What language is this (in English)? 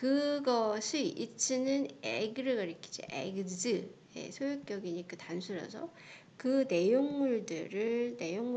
Korean